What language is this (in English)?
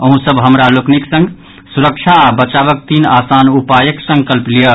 Maithili